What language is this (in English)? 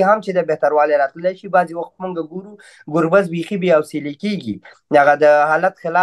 Romanian